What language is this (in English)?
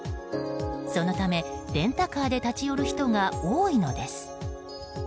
Japanese